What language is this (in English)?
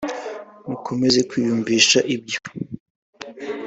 Kinyarwanda